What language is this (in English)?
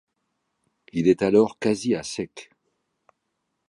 French